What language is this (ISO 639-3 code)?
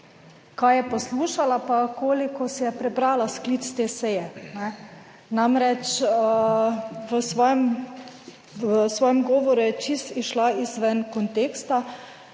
slv